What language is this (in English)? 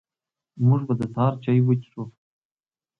Pashto